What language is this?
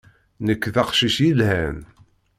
Kabyle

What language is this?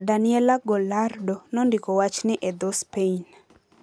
Luo (Kenya and Tanzania)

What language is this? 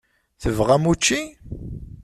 Kabyle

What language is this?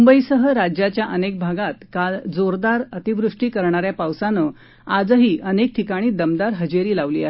Marathi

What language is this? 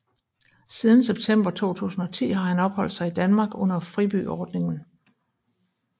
Danish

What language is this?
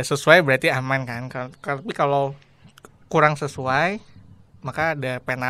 Indonesian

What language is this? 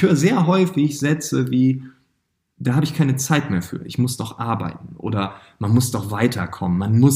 German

